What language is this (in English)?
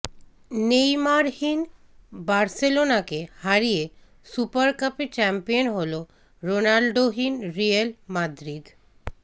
Bangla